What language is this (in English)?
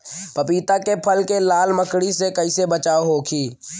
Bhojpuri